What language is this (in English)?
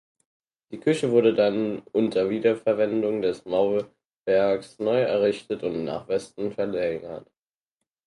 German